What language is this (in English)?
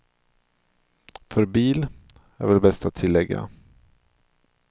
Swedish